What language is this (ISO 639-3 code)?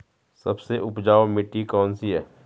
hin